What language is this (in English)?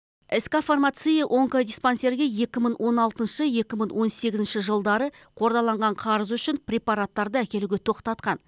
Kazakh